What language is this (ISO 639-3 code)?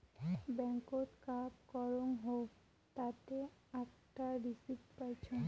ben